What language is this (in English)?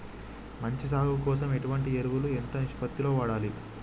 Telugu